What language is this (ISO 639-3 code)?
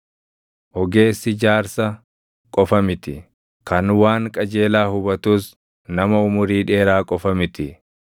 orm